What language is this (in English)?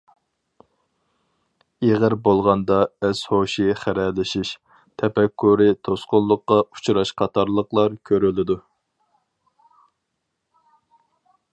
Uyghur